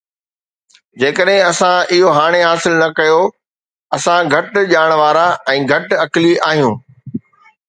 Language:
Sindhi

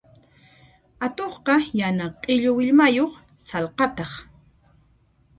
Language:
Puno Quechua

